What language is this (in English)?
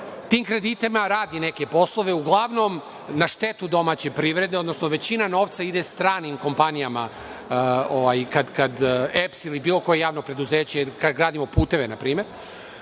Serbian